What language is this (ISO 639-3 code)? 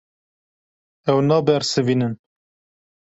kur